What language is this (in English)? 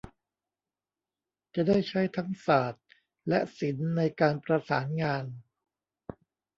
Thai